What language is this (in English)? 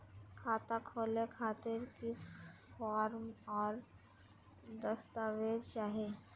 Magahi